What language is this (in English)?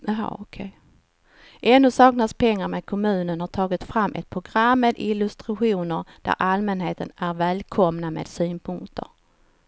Swedish